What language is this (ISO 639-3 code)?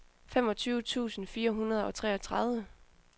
dan